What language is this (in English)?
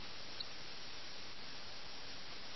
Malayalam